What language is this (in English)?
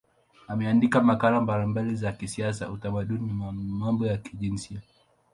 Swahili